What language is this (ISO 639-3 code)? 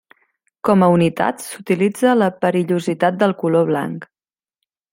cat